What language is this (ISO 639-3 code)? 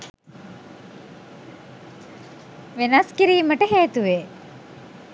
sin